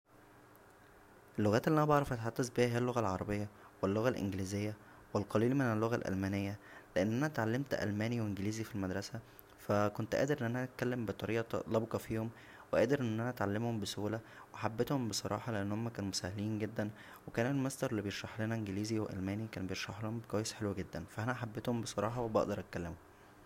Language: Egyptian Arabic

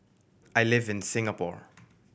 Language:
English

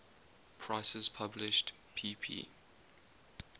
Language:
English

